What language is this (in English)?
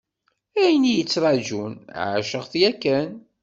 Kabyle